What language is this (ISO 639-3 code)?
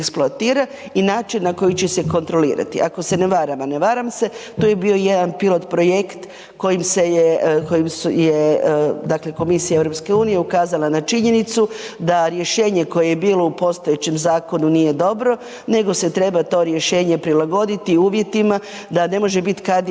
hrv